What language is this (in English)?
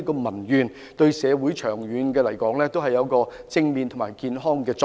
Cantonese